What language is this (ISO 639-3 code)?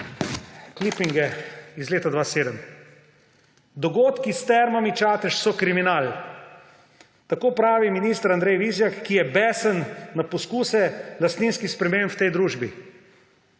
slv